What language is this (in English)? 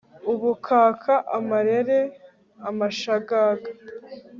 Kinyarwanda